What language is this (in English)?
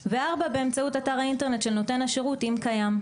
Hebrew